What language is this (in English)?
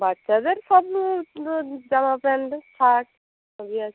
Bangla